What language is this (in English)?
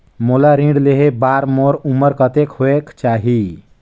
Chhattisgarhi